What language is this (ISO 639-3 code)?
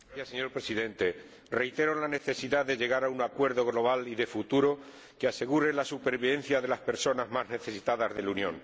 spa